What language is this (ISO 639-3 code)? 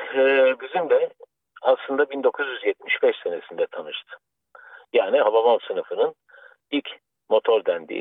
tur